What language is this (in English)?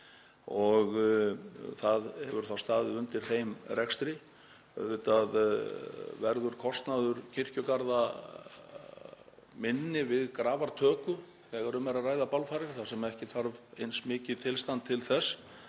Icelandic